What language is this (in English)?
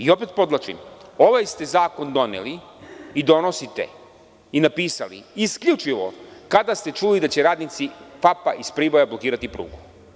Serbian